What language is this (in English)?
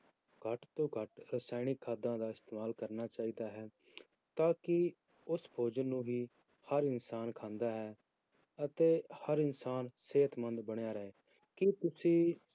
Punjabi